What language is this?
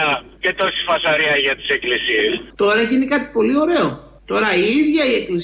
Greek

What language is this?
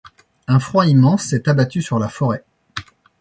French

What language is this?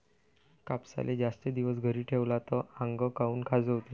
Marathi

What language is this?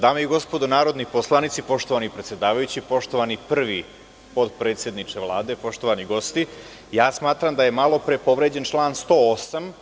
Serbian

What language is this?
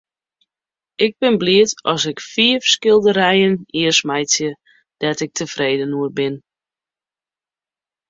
Western Frisian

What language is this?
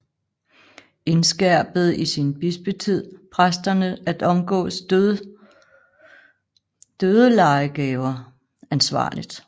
Danish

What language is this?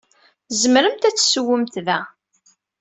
Kabyle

